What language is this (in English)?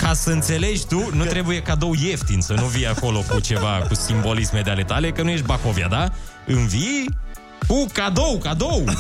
Romanian